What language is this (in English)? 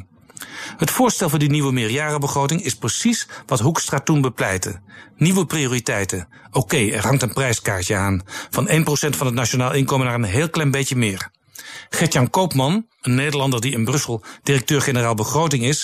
Dutch